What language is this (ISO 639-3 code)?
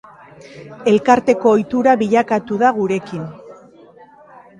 eus